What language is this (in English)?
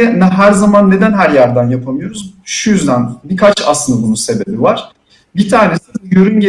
Turkish